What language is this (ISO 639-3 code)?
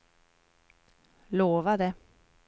swe